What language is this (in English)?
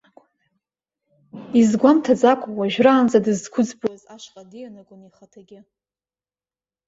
Abkhazian